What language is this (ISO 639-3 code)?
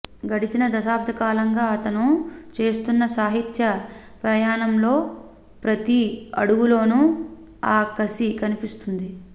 tel